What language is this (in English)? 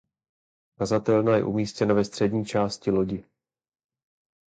Czech